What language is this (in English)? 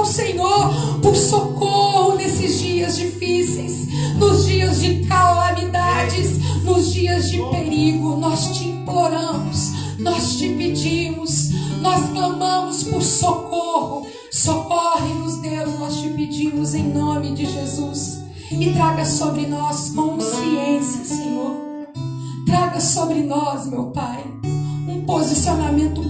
Portuguese